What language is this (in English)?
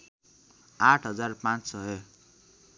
Nepali